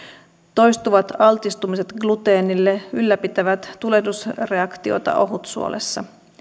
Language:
Finnish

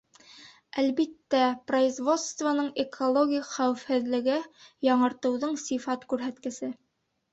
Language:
Bashkir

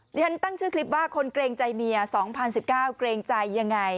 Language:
Thai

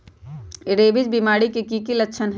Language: Magahi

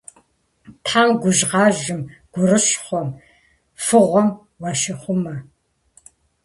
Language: Kabardian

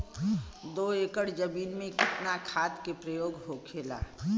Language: Bhojpuri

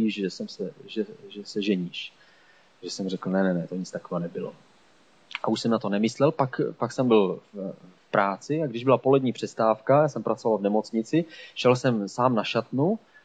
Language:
Czech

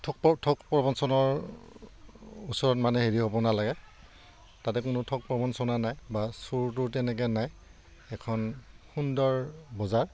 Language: Assamese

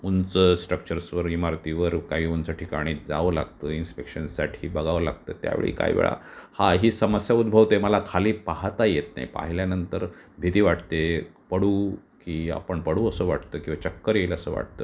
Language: Marathi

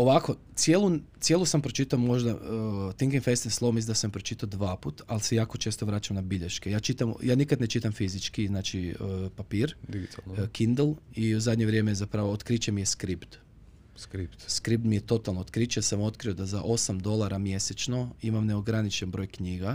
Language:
Croatian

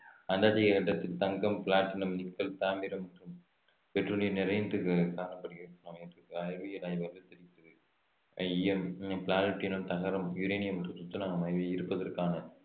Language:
Tamil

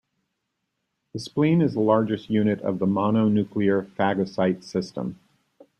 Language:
English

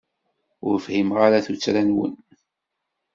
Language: Kabyle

